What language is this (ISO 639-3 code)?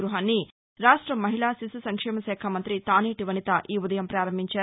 tel